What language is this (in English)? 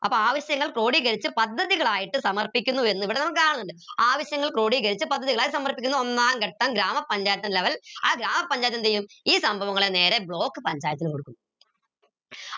Malayalam